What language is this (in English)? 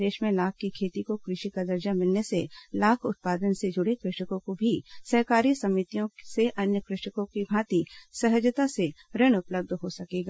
Hindi